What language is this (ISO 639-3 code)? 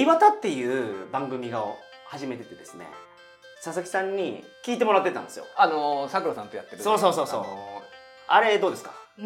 jpn